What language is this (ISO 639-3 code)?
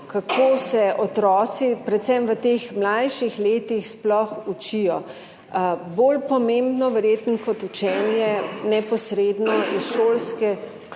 slv